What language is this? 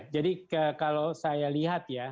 Indonesian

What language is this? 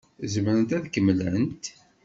Kabyle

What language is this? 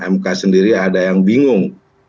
Indonesian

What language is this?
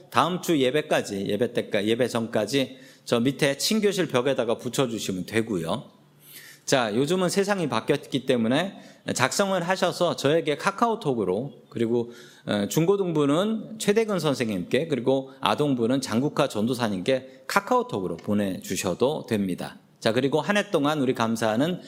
Korean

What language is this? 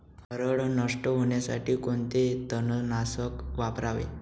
Marathi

